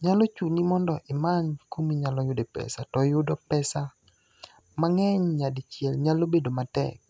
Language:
Luo (Kenya and Tanzania)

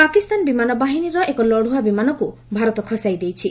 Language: Odia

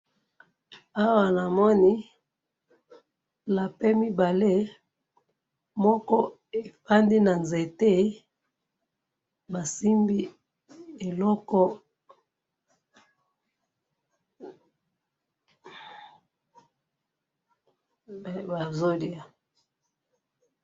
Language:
Lingala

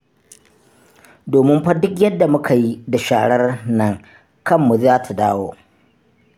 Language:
Hausa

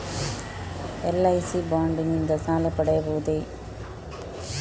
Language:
Kannada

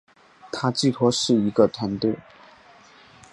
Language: Chinese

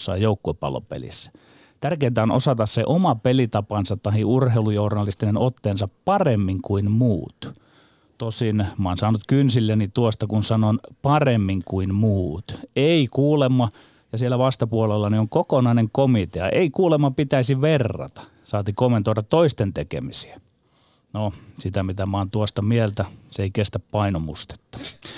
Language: Finnish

